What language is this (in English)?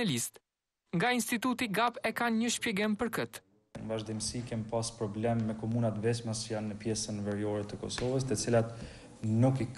Romanian